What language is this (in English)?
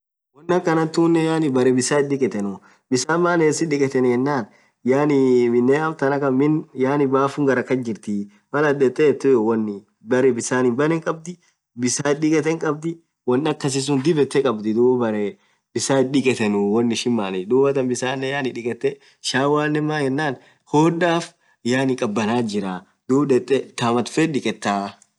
Orma